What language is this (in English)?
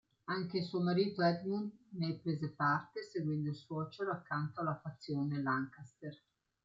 Italian